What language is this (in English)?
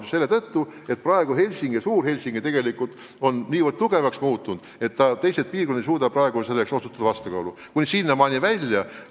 Estonian